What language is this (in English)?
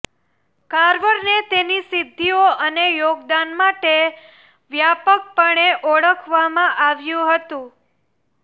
Gujarati